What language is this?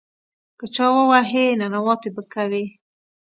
Pashto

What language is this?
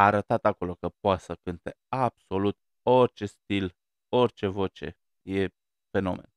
Romanian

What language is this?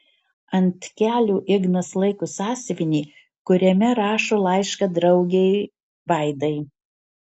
Lithuanian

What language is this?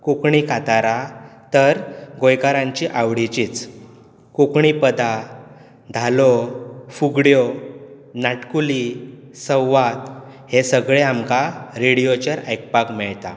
Konkani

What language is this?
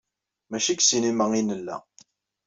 Kabyle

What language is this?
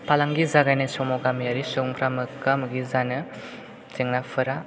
Bodo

